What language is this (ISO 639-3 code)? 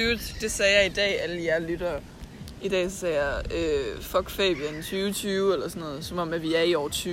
dan